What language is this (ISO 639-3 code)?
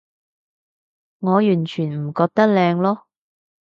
yue